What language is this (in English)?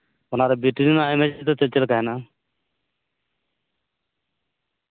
Santali